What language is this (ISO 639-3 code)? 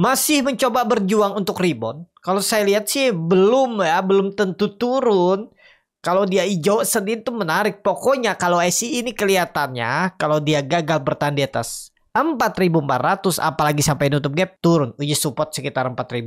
ind